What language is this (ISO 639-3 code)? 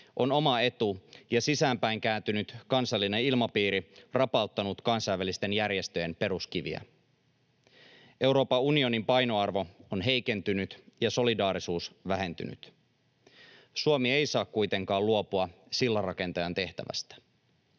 fin